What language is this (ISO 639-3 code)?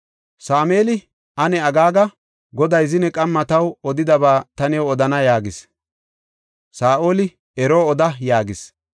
gof